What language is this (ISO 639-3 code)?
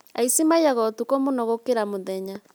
kik